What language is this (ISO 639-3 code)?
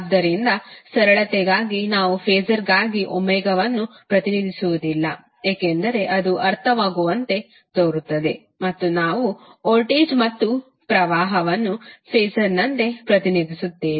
kan